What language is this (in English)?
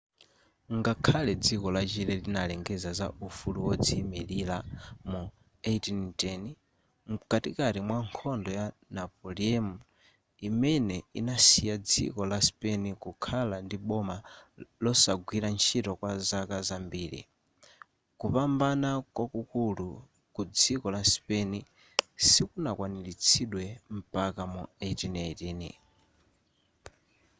Nyanja